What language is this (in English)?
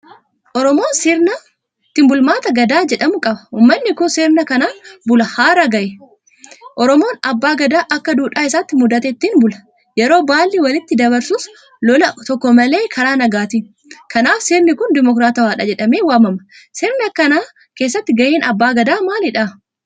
Oromo